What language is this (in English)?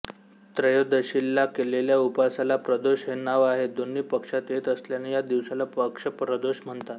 Marathi